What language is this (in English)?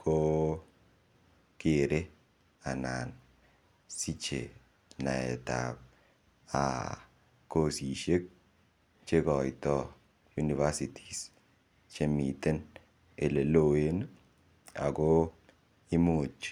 Kalenjin